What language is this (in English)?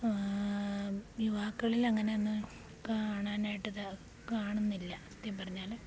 Malayalam